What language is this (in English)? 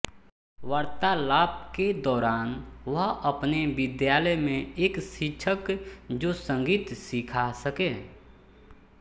Hindi